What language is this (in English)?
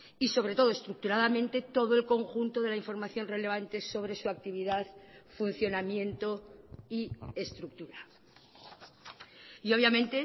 Spanish